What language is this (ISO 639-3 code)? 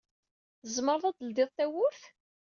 kab